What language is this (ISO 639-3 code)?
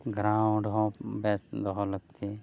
sat